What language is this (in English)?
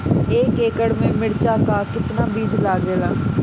Bhojpuri